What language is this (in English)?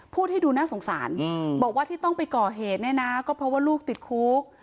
Thai